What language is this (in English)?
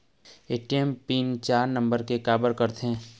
Chhattisgarhi